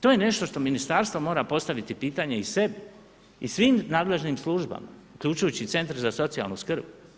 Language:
Croatian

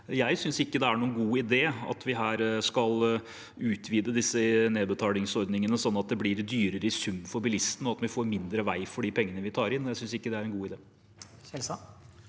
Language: Norwegian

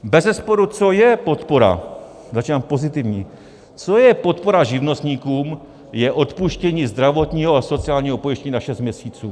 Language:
Czech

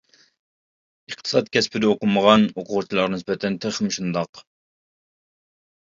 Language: Uyghur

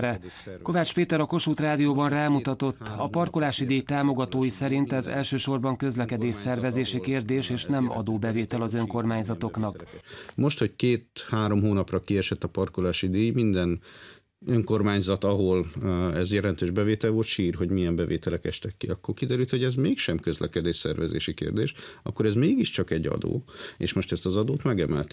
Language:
Hungarian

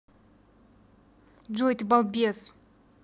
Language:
Russian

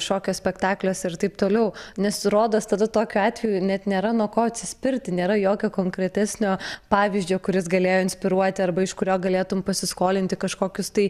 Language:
Lithuanian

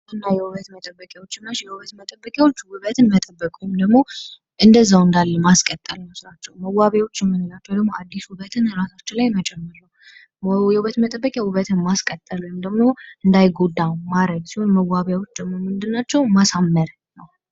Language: Amharic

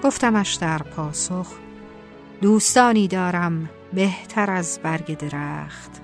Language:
Persian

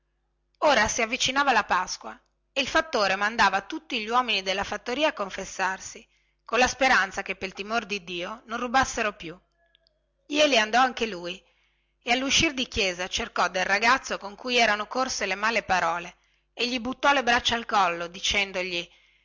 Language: Italian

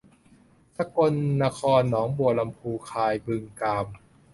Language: Thai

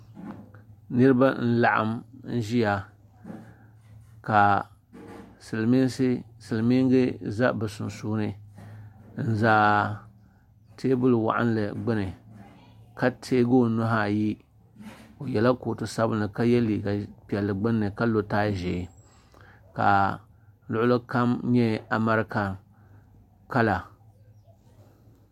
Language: Dagbani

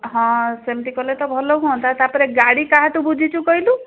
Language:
Odia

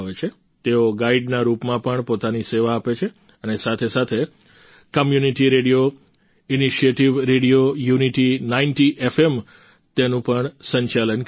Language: Gujarati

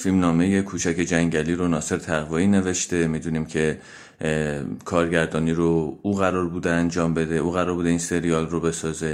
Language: Persian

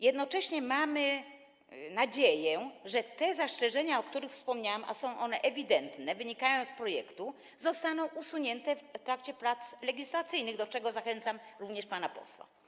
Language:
Polish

